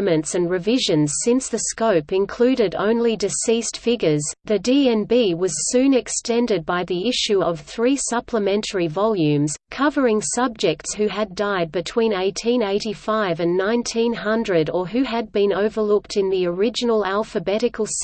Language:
English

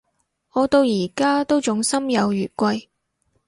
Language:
Cantonese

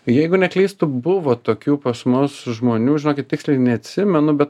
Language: Lithuanian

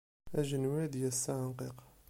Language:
Kabyle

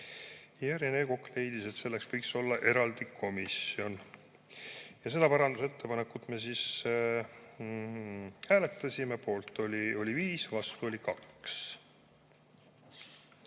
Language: Estonian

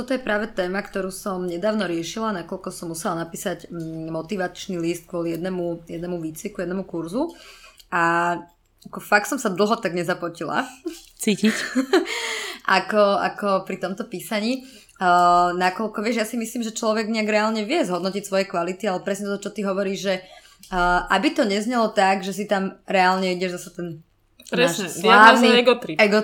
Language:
Slovak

